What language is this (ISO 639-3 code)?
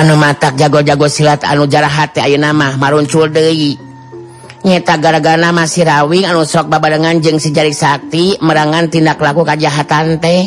ind